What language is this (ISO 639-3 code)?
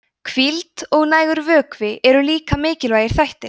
isl